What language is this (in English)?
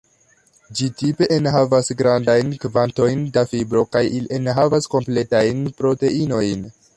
Esperanto